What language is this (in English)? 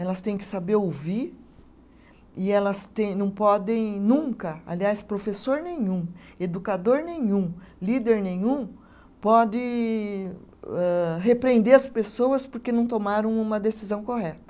Portuguese